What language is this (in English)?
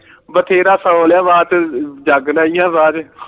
Punjabi